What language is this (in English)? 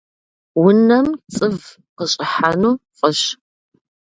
Kabardian